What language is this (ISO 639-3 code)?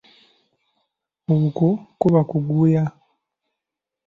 lug